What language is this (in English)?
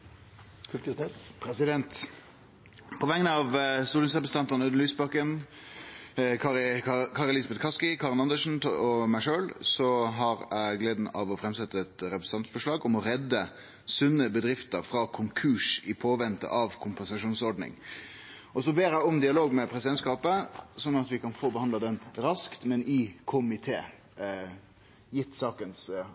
Norwegian Nynorsk